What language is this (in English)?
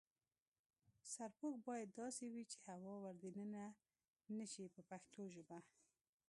Pashto